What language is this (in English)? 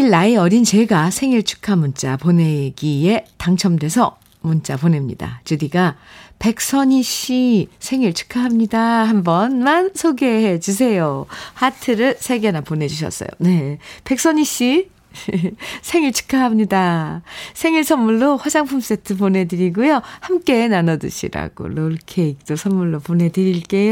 Korean